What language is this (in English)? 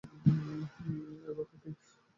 Bangla